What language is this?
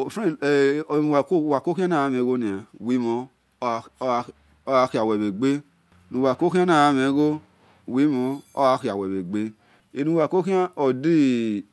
Esan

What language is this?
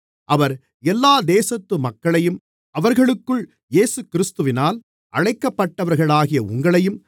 Tamil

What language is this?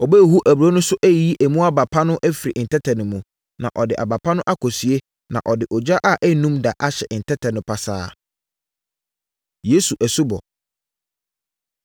Akan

